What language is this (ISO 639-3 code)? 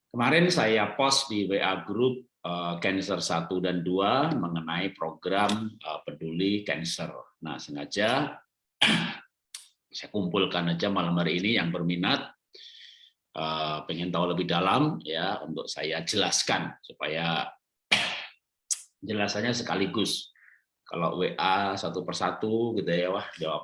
ind